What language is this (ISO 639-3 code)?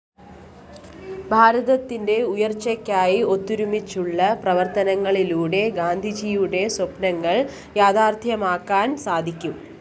mal